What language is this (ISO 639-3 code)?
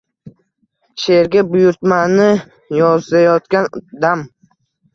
uzb